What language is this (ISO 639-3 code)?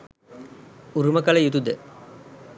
sin